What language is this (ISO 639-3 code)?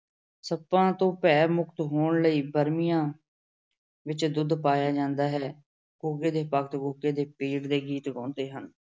pan